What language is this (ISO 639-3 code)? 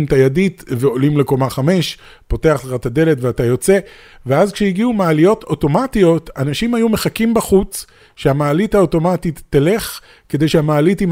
heb